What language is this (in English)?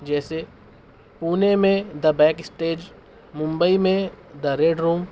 Urdu